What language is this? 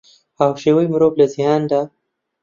Central Kurdish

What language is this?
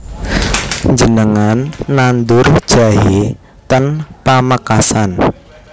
Javanese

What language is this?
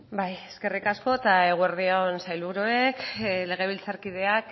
Basque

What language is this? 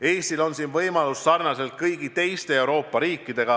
Estonian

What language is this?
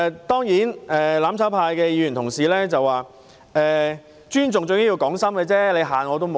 Cantonese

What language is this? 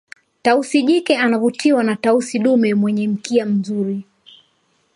Swahili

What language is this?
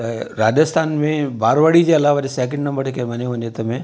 Sindhi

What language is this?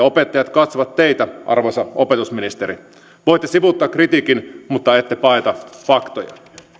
Finnish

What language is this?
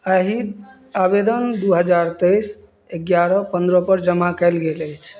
Maithili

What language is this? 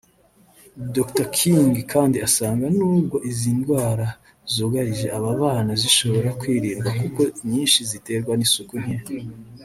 Kinyarwanda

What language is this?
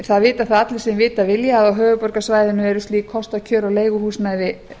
Icelandic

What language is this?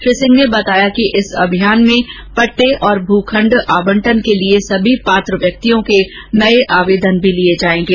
Hindi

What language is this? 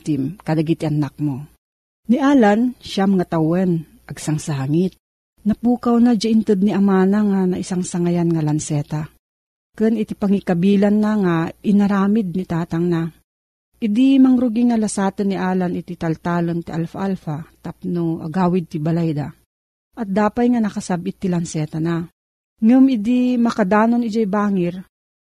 Filipino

